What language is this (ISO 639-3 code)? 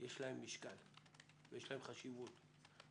heb